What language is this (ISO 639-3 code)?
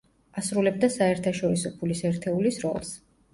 kat